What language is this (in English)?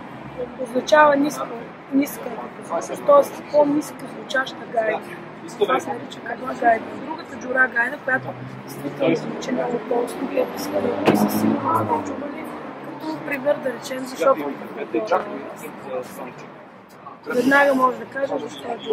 Bulgarian